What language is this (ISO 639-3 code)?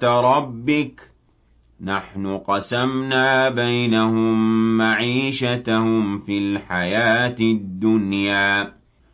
ara